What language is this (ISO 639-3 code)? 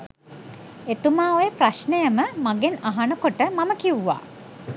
sin